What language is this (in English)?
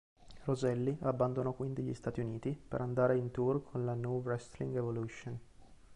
Italian